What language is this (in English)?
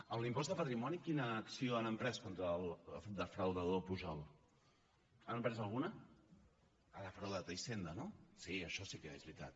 Catalan